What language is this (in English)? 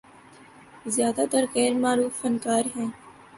Urdu